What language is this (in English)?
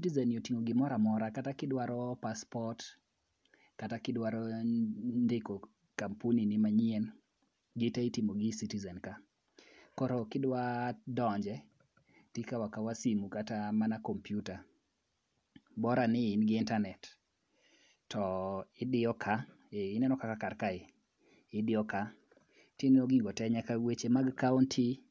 Luo (Kenya and Tanzania)